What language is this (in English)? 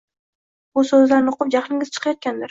Uzbek